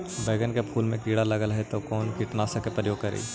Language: Magahi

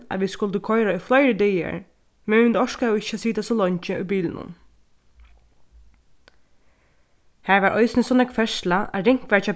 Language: Faroese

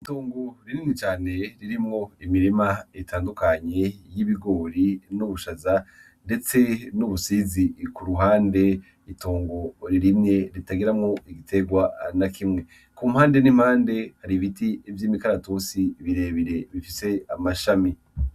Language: Rundi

